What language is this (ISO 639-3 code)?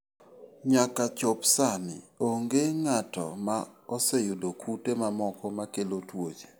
luo